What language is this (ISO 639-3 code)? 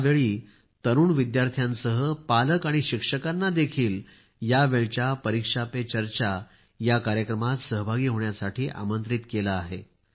mar